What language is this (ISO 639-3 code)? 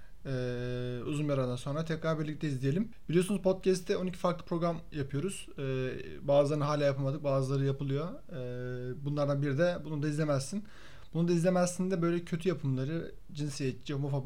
tur